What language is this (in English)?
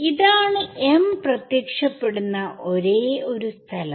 Malayalam